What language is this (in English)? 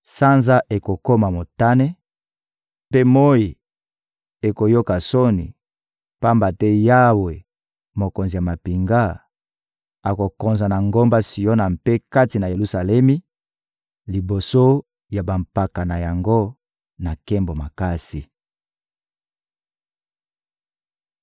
Lingala